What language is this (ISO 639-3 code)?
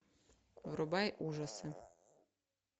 rus